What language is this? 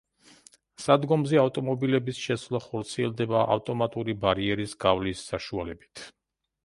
Georgian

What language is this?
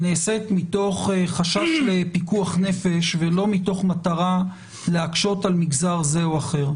Hebrew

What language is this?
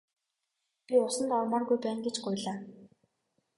Mongolian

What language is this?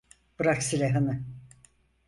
Turkish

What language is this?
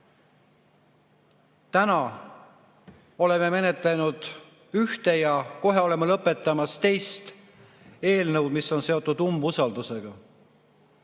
Estonian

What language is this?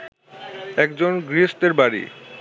Bangla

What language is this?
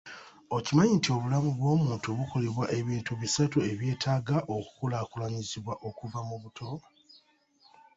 Ganda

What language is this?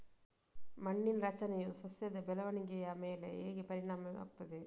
Kannada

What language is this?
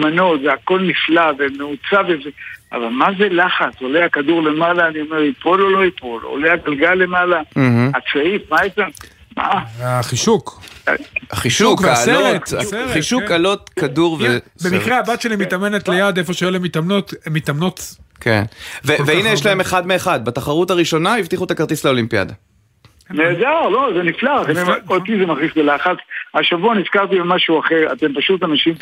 Hebrew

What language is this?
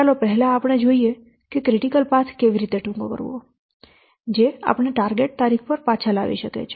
Gujarati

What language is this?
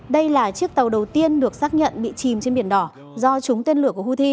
Vietnamese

